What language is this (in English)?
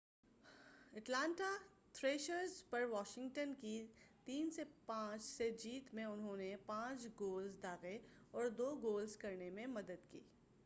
Urdu